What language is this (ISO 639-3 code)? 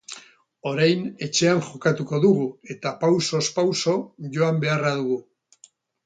eus